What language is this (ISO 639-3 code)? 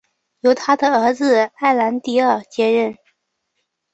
zho